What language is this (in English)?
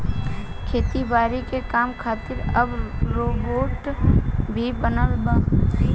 Bhojpuri